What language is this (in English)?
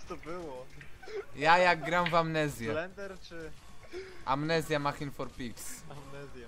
Polish